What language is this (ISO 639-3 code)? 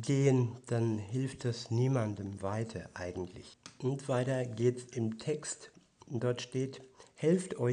deu